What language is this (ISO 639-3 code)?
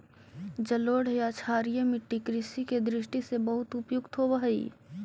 mag